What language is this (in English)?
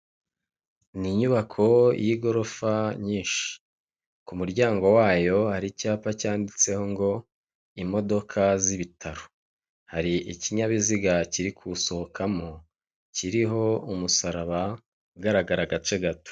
Kinyarwanda